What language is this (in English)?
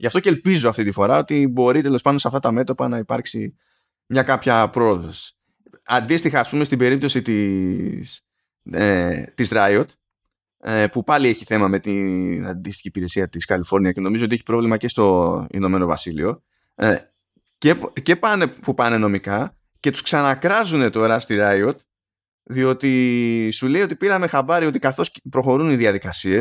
Greek